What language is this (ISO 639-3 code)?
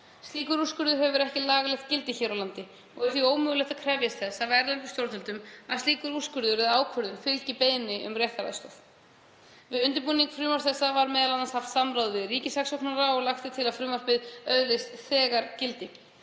isl